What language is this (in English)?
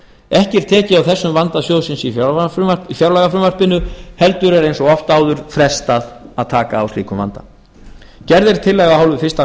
Icelandic